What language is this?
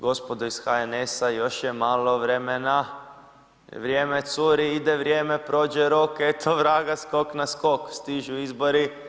Croatian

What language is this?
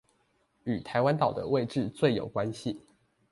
Chinese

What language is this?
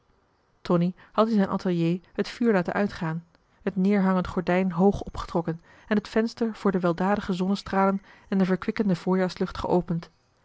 Dutch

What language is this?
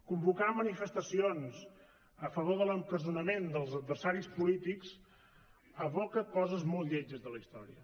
Catalan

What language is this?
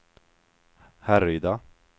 Swedish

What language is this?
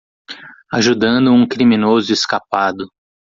Portuguese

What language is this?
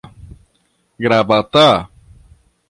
Portuguese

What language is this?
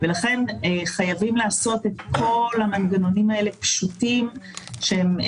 Hebrew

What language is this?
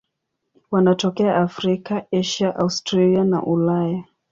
Swahili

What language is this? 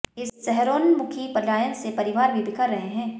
Hindi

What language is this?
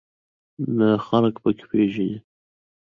Pashto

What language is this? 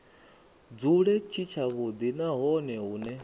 Venda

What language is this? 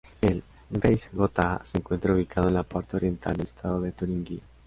Spanish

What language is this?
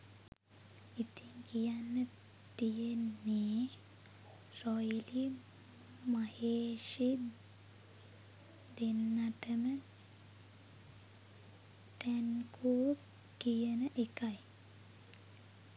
Sinhala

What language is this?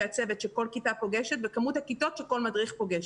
Hebrew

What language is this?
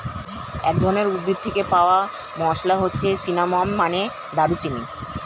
Bangla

